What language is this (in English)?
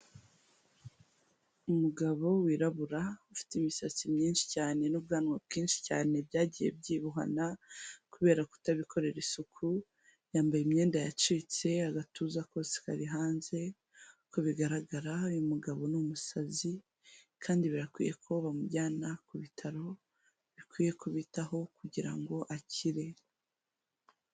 Kinyarwanda